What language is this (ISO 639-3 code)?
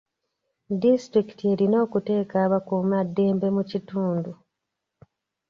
lug